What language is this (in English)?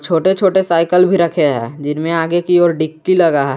Hindi